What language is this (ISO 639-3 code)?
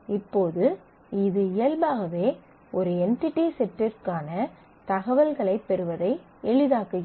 tam